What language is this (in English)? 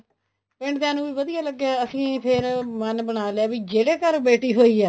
Punjabi